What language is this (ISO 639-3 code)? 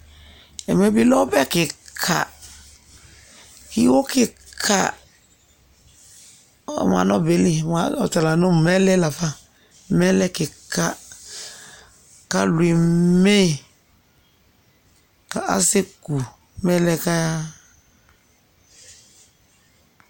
kpo